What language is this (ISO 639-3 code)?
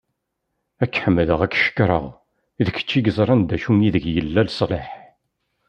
kab